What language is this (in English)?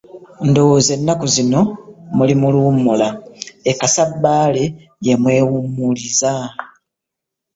Ganda